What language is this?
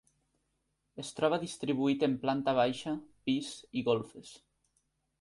Catalan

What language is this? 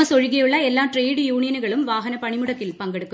Malayalam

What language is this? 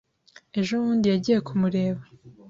Kinyarwanda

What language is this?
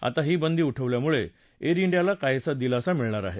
Marathi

